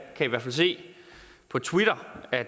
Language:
Danish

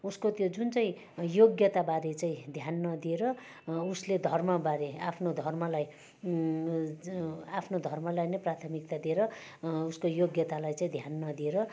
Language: Nepali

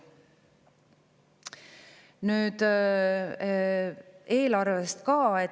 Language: Estonian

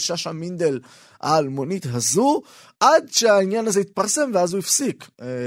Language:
Hebrew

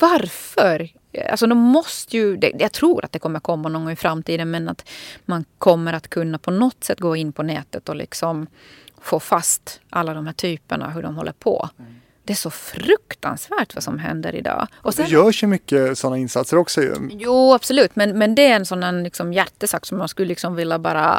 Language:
Swedish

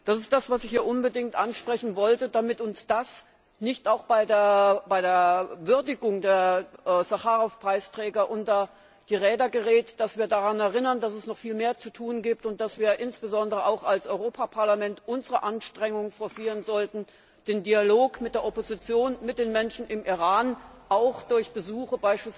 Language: German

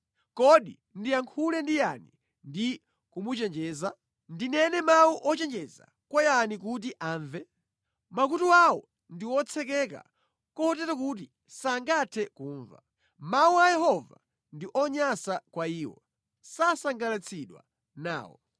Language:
Nyanja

